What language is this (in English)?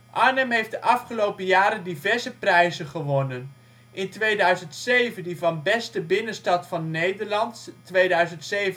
Dutch